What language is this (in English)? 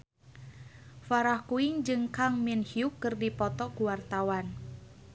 Sundanese